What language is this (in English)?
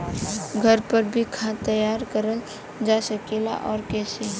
Bhojpuri